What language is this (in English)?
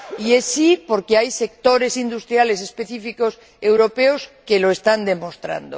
Spanish